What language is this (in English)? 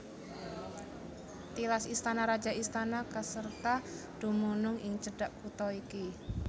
Javanese